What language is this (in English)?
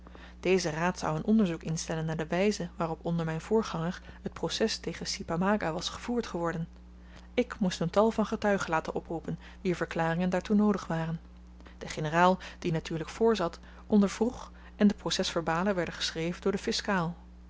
Dutch